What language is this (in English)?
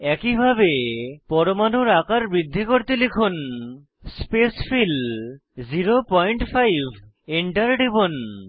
Bangla